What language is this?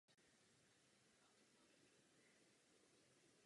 Czech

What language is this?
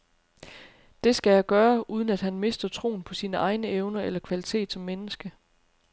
Danish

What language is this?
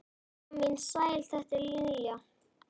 Icelandic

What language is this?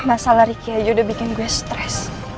Indonesian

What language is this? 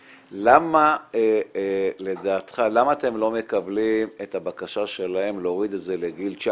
Hebrew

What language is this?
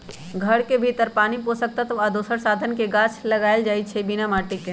Magahi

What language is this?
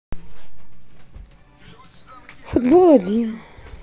Russian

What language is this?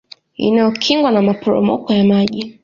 Swahili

